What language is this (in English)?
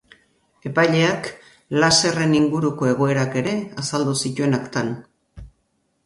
Basque